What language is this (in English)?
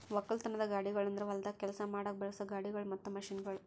Kannada